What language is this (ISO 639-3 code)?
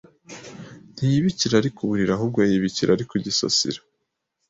kin